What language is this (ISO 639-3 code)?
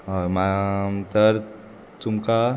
kok